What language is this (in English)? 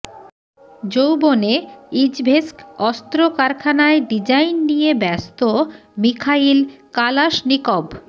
Bangla